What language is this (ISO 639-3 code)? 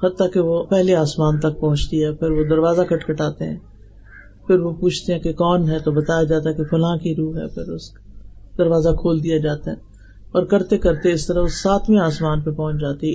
urd